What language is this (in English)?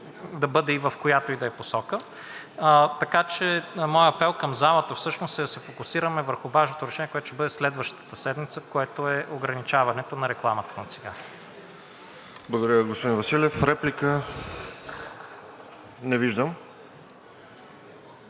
Bulgarian